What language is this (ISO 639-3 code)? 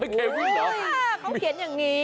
tha